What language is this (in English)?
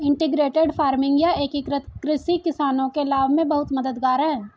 Hindi